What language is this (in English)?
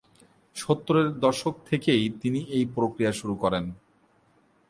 Bangla